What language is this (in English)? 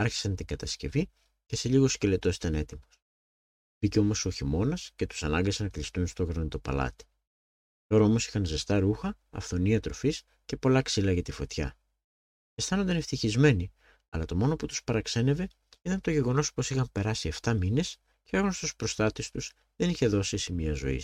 Greek